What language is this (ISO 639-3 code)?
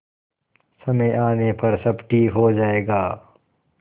hin